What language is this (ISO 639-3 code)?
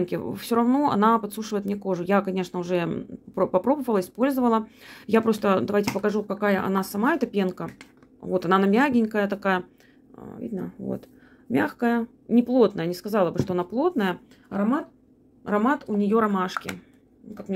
rus